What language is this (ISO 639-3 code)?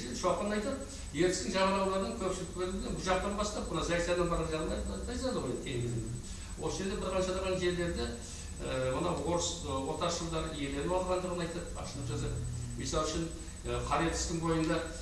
tur